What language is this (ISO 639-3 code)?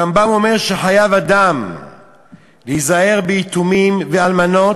heb